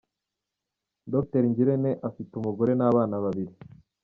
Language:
Kinyarwanda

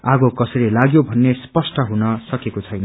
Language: Nepali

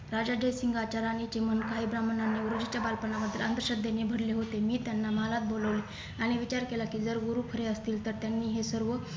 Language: Marathi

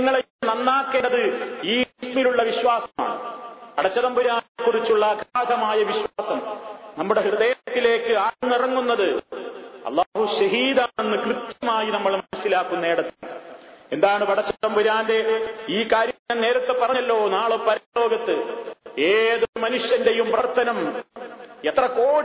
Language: Malayalam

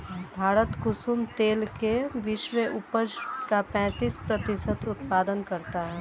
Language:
Hindi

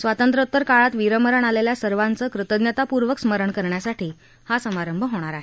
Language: Marathi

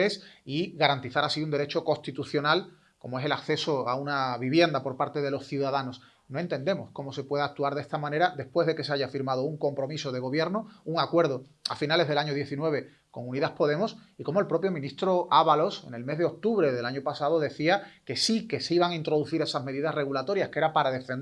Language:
Spanish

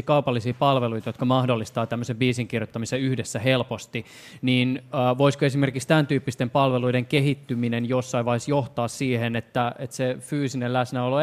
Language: Finnish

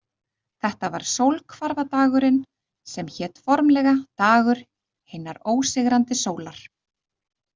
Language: Icelandic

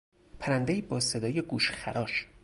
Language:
Persian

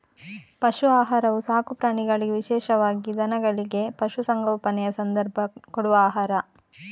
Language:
Kannada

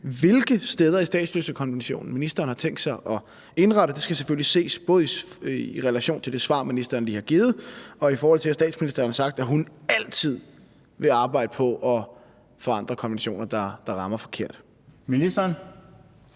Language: Danish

